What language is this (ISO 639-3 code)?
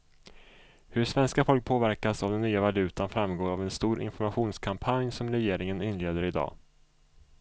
swe